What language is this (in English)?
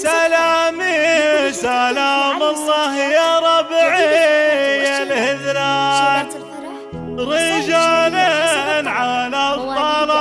Arabic